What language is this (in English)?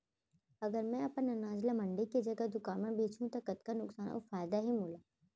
Chhattisgarhi